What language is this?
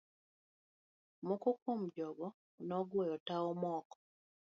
Luo (Kenya and Tanzania)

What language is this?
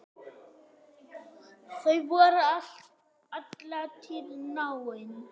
Icelandic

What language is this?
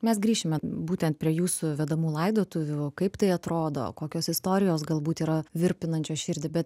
Lithuanian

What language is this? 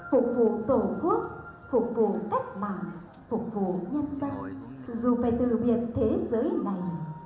Vietnamese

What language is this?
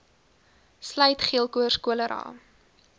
Afrikaans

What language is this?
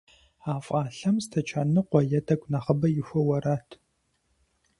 Kabardian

